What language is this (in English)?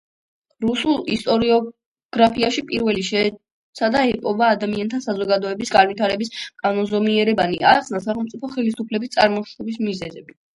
Georgian